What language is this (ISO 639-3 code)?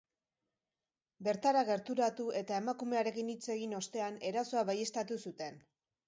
eus